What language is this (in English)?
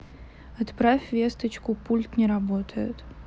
Russian